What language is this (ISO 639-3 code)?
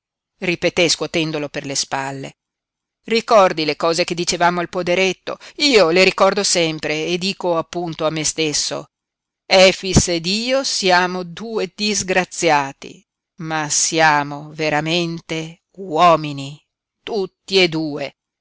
ita